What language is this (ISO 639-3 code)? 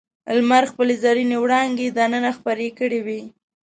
pus